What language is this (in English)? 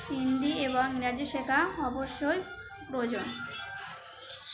Bangla